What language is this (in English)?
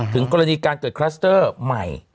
Thai